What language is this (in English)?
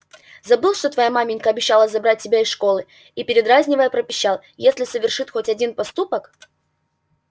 Russian